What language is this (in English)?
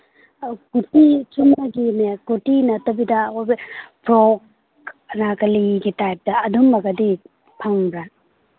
Manipuri